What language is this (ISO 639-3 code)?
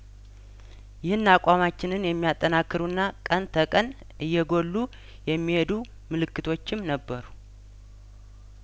amh